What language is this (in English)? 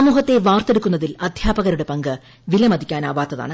Malayalam